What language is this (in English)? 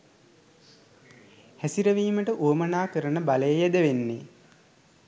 Sinhala